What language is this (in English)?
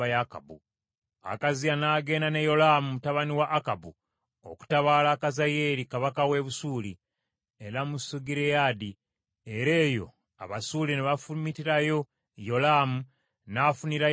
Ganda